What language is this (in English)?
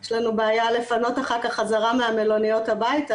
Hebrew